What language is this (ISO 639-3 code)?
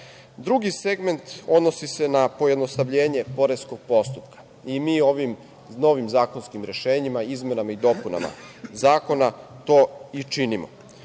srp